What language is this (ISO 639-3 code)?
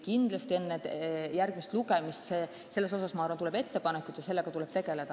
est